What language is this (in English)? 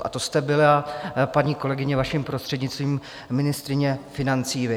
Czech